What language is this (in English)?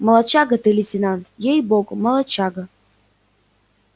Russian